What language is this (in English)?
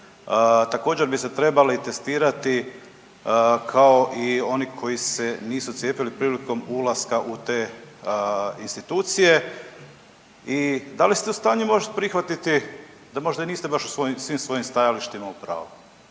Croatian